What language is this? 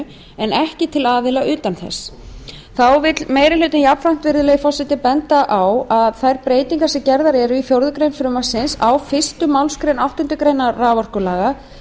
Icelandic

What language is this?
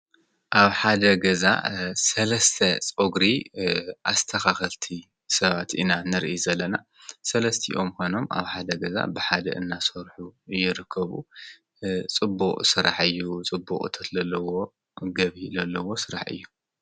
Tigrinya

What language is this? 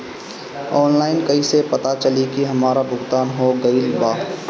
Bhojpuri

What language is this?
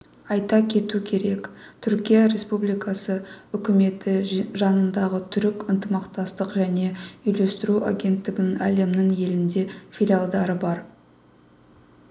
Kazakh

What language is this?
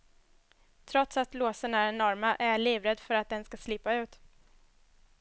Swedish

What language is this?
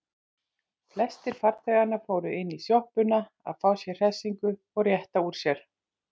Icelandic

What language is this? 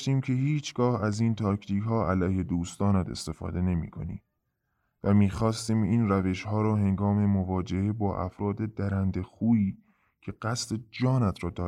Persian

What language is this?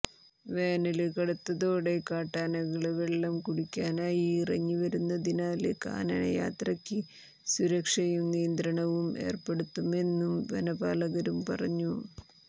Malayalam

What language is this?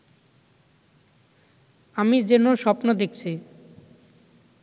Bangla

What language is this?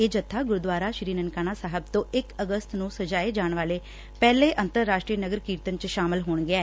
Punjabi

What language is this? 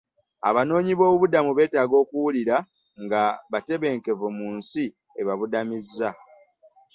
Ganda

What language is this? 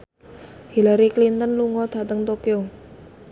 Javanese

